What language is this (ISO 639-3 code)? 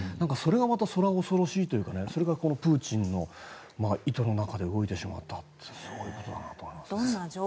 jpn